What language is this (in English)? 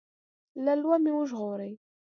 Pashto